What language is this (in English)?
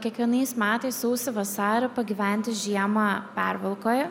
Lithuanian